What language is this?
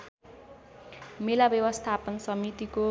Nepali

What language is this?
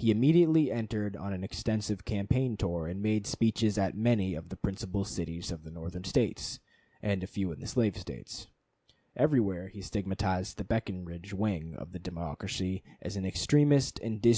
English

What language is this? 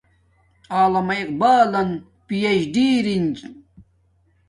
Domaaki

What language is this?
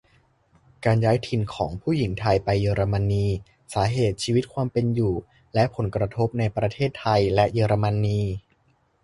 Thai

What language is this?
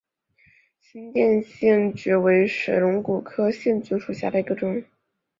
Chinese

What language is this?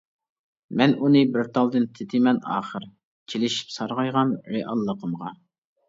Uyghur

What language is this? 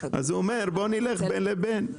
Hebrew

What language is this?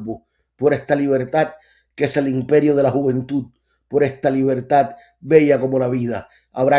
Spanish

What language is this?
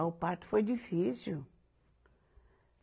Portuguese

